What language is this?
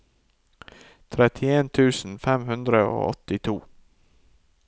Norwegian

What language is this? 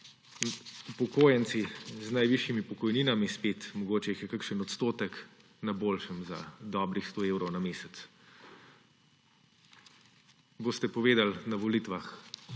Slovenian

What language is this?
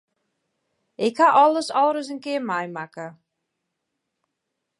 Western Frisian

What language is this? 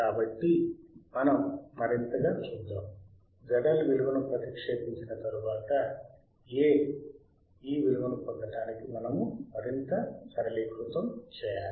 Telugu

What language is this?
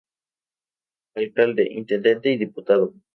Spanish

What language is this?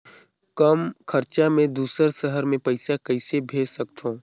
Chhattisgarhi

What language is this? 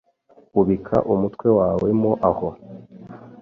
Kinyarwanda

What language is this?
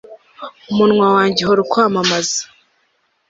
Kinyarwanda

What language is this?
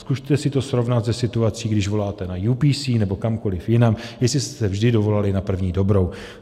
Czech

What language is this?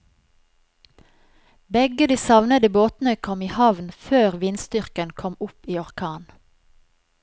Norwegian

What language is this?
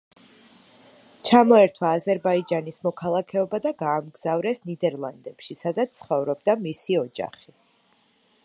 Georgian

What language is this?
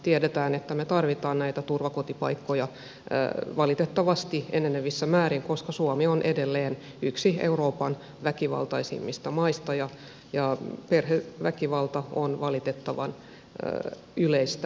Finnish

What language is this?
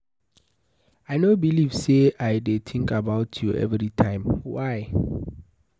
Nigerian Pidgin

